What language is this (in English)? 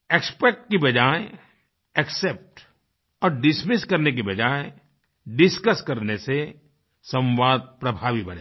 Hindi